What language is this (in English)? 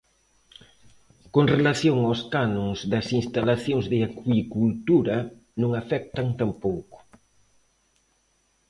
Galician